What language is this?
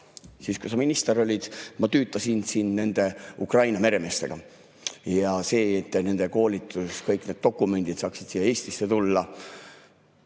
Estonian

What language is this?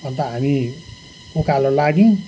Nepali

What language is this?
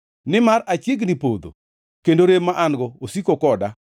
Luo (Kenya and Tanzania)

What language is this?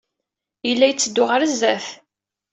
Kabyle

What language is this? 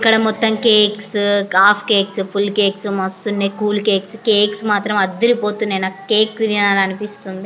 Telugu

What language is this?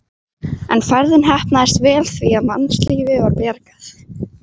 Icelandic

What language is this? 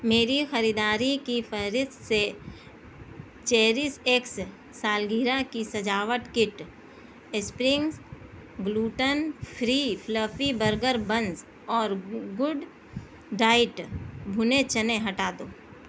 Urdu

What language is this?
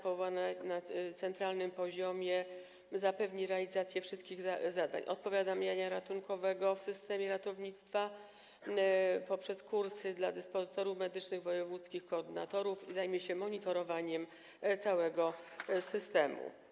Polish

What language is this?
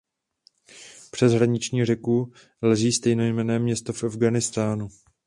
Czech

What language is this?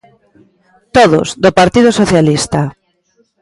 Galician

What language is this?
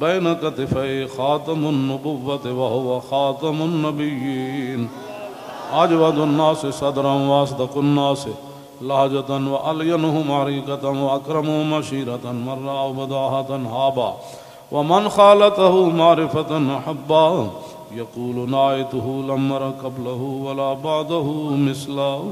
Arabic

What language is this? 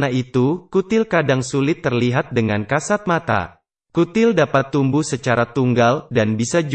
Indonesian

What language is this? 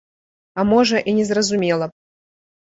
Belarusian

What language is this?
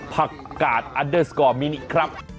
Thai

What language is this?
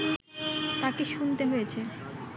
Bangla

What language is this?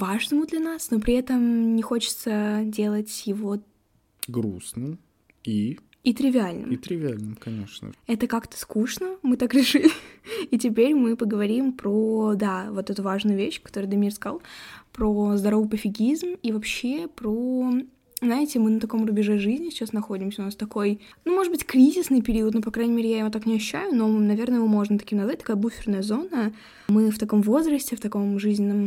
Russian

